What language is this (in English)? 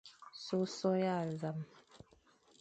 Fang